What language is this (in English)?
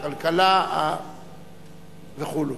Hebrew